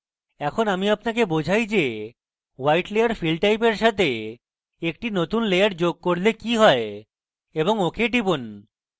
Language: Bangla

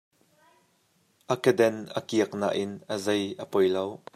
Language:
Hakha Chin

